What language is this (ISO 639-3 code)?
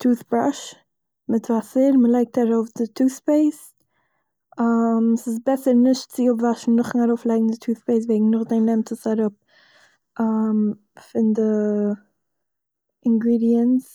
yid